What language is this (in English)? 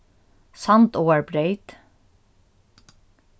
Faroese